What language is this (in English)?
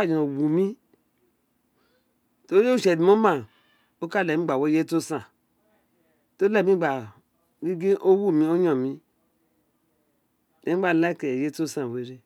Isekiri